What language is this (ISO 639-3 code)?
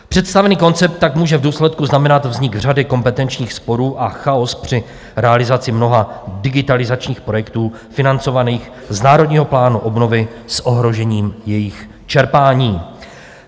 ces